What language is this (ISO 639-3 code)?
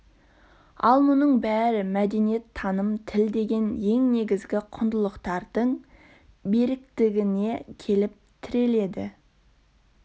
kaz